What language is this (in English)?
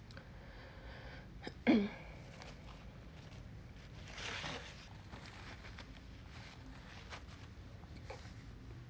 English